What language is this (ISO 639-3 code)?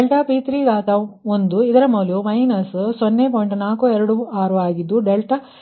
kan